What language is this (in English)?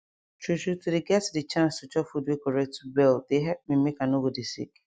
Nigerian Pidgin